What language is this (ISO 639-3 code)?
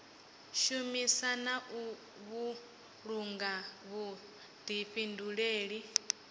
ven